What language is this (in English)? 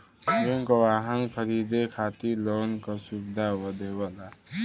Bhojpuri